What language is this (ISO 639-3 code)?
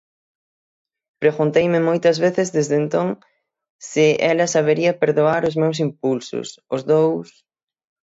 glg